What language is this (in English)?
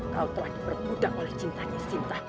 Indonesian